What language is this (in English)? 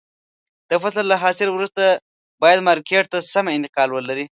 Pashto